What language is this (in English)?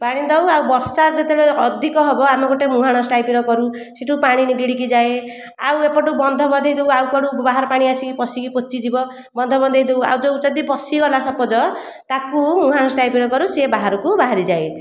Odia